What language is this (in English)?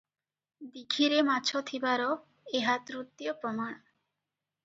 Odia